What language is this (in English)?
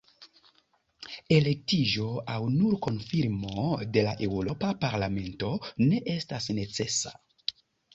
Esperanto